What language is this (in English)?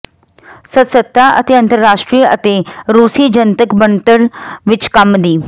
Punjabi